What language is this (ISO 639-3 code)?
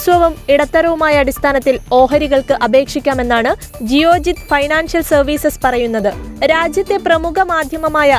mal